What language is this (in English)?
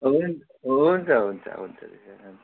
Nepali